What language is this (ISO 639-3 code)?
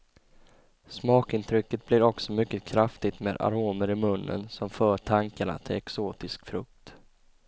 swe